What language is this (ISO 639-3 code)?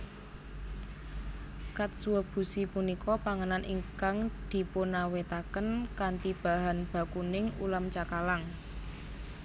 jav